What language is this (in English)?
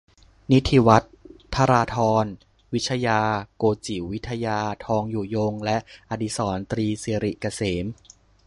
Thai